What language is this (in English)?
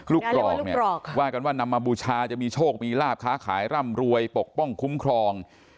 Thai